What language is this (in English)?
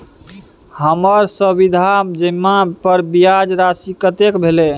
Maithili